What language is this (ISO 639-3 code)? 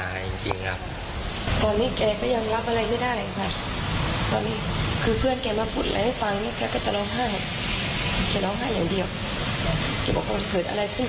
tha